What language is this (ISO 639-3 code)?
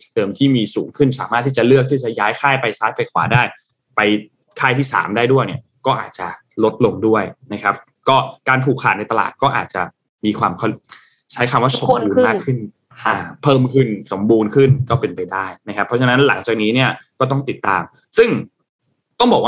tha